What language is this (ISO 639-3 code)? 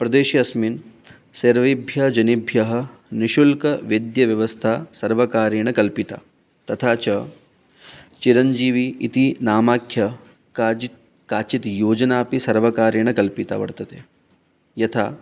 san